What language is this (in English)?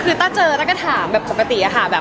Thai